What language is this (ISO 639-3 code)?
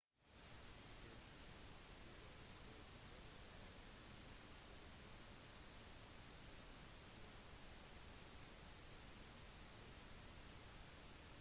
nob